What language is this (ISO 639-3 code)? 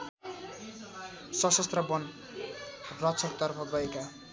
nep